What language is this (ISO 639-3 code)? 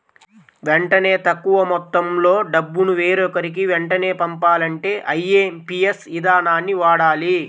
tel